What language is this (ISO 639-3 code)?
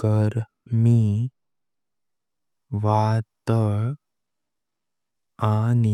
kok